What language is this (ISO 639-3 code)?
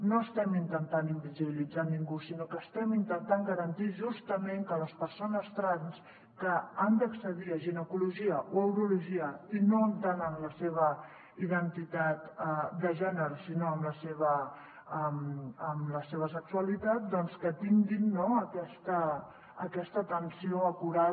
cat